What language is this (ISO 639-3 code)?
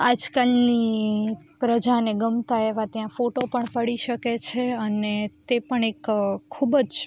guj